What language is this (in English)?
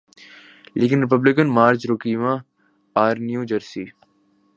Urdu